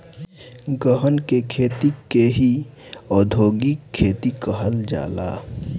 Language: Bhojpuri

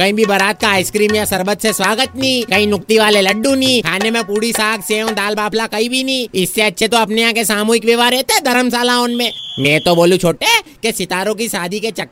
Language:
Hindi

